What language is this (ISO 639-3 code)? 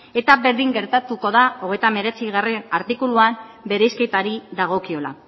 eus